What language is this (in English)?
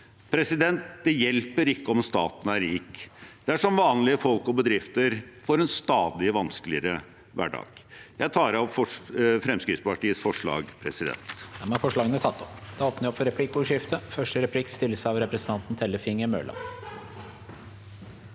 Norwegian